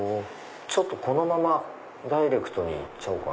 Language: Japanese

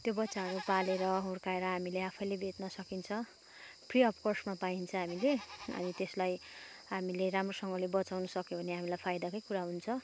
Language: Nepali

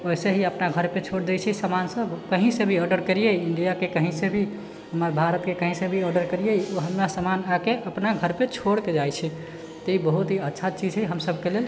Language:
Maithili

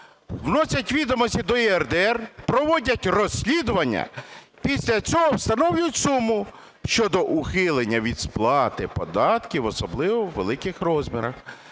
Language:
Ukrainian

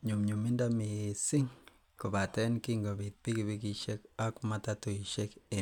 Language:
Kalenjin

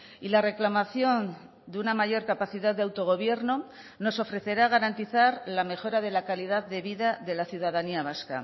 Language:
Spanish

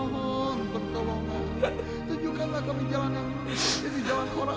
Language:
Indonesian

